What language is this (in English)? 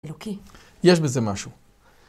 Hebrew